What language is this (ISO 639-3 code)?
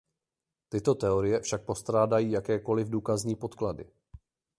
ces